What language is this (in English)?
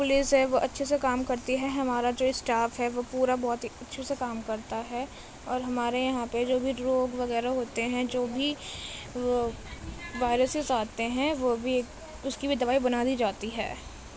Urdu